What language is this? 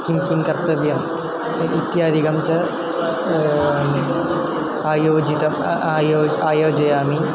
Sanskrit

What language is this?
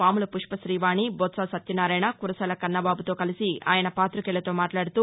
Telugu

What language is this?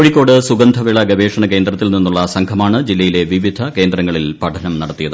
Malayalam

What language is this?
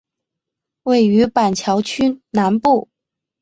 Chinese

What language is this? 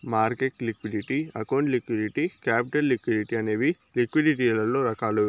Telugu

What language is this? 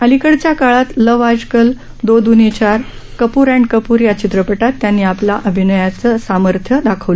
Marathi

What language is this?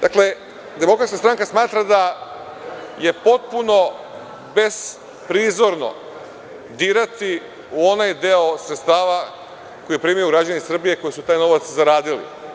Serbian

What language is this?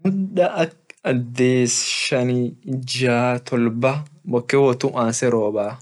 Orma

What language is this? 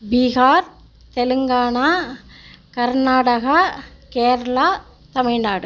Tamil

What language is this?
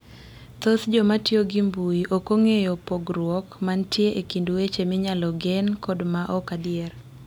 Luo (Kenya and Tanzania)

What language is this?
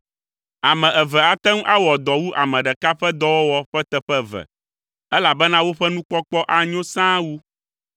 Ewe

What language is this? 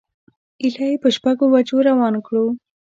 Pashto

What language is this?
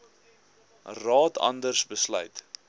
Afrikaans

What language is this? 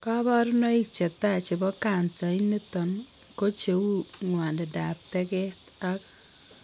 Kalenjin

